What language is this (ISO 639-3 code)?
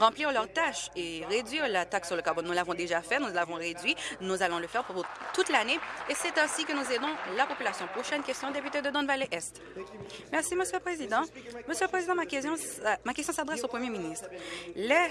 fra